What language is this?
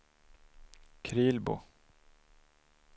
Swedish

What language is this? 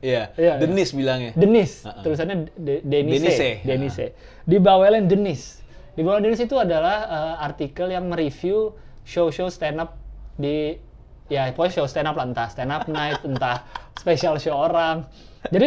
Indonesian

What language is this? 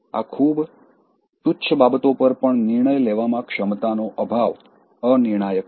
Gujarati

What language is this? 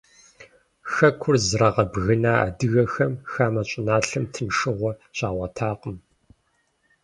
Kabardian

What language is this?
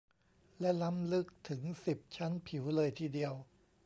Thai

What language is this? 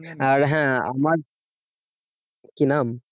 Bangla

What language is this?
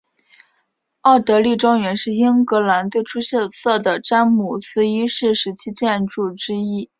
Chinese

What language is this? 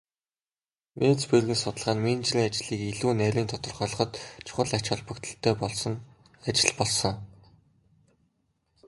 Mongolian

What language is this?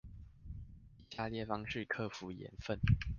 Chinese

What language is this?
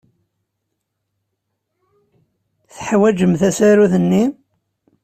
Kabyle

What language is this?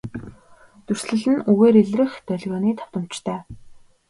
Mongolian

